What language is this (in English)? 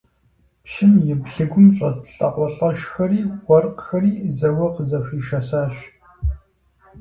Kabardian